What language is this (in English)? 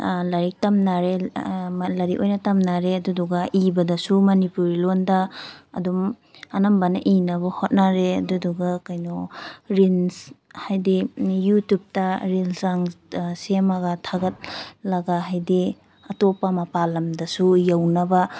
Manipuri